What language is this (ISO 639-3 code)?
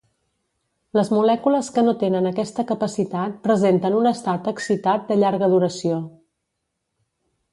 cat